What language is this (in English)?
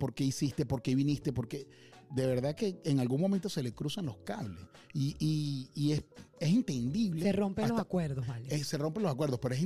Spanish